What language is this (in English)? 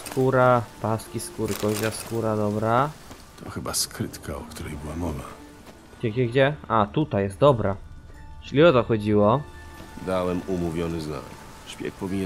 Polish